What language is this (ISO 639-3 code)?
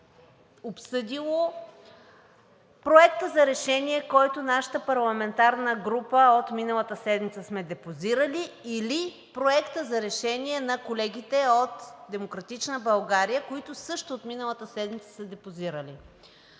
bul